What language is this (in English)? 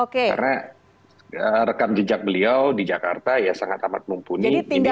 Indonesian